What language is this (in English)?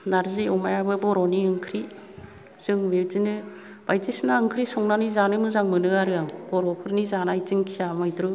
Bodo